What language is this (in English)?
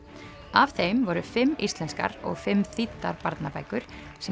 Icelandic